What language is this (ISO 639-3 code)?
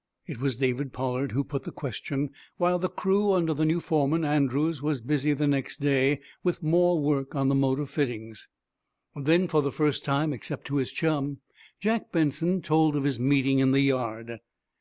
eng